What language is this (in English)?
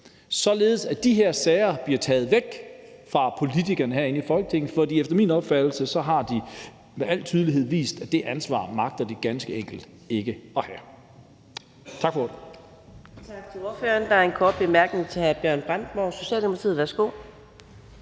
Danish